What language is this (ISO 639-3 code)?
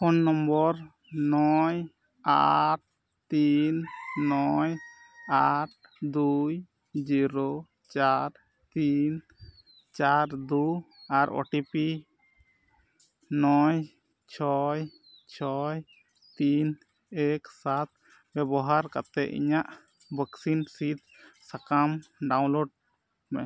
sat